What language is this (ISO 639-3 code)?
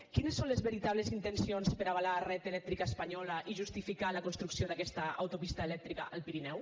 cat